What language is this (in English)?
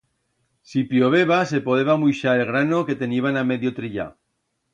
Aragonese